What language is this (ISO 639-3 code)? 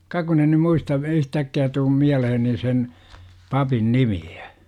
fin